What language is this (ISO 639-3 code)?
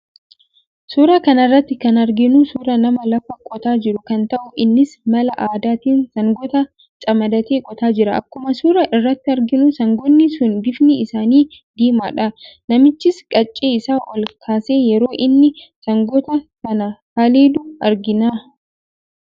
orm